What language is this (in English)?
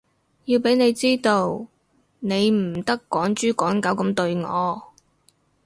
Cantonese